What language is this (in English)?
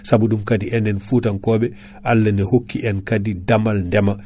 Fula